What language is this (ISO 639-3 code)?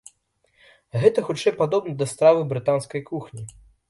bel